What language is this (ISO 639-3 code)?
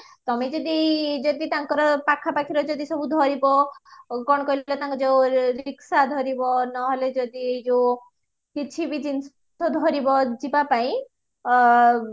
ori